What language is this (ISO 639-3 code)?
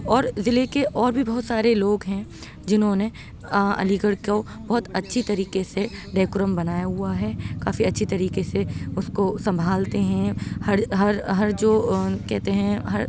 urd